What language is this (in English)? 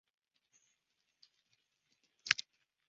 Chinese